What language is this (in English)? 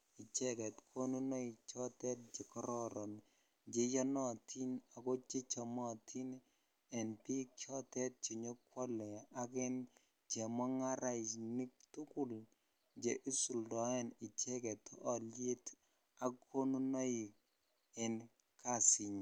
Kalenjin